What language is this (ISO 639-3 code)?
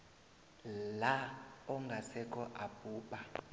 nbl